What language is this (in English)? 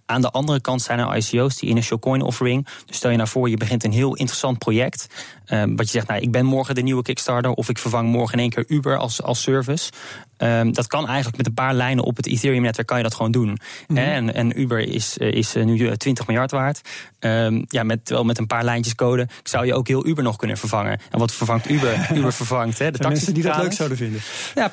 Dutch